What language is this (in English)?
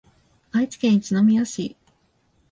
Japanese